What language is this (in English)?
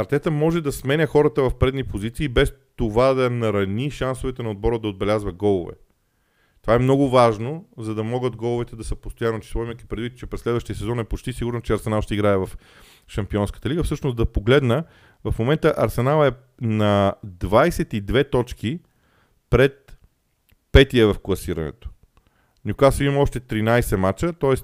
Bulgarian